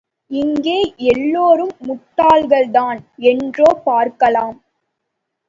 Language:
Tamil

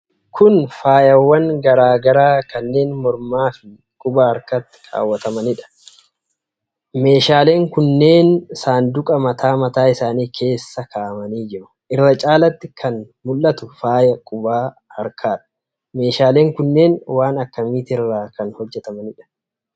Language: Oromo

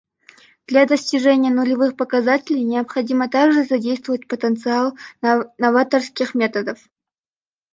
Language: Russian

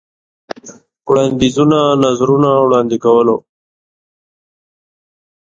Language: Pashto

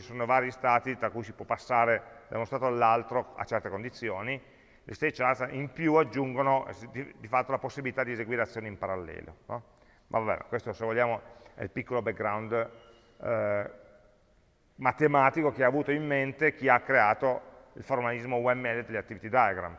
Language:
Italian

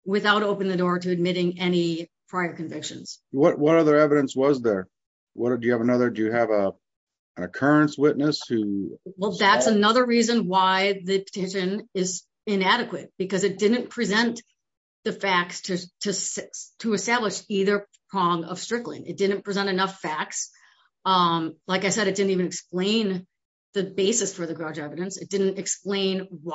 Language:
English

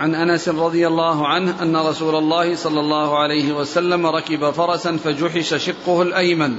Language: Arabic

